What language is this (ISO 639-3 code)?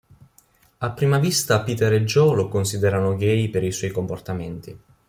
ita